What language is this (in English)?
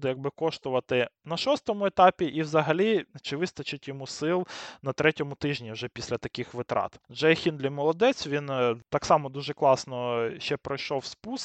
Ukrainian